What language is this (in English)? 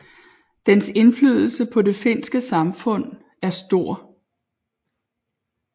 Danish